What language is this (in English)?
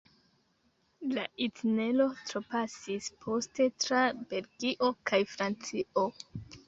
Esperanto